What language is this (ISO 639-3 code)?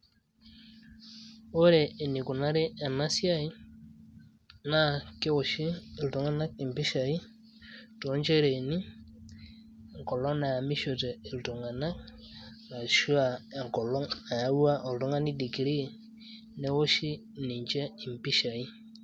mas